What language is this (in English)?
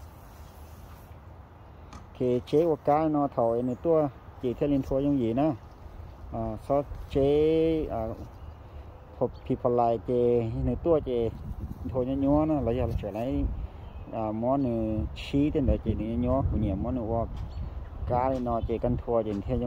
Thai